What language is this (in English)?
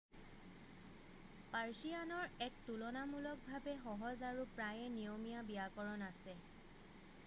Assamese